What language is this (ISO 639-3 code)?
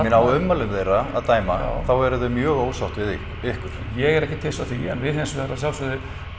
isl